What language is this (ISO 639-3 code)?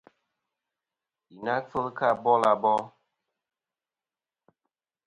bkm